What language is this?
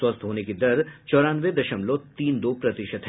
Hindi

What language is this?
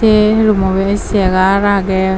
Chakma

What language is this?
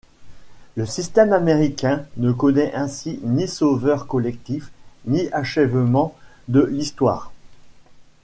French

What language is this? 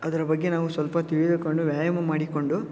Kannada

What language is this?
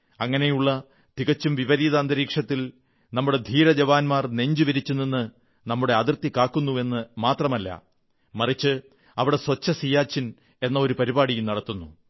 Malayalam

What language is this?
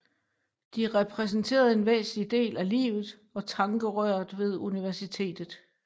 Danish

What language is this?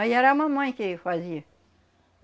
Portuguese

